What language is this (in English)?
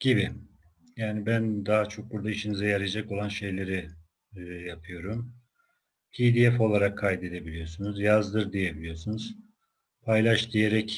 Turkish